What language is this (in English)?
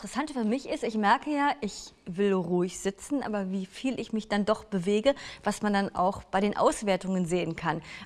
German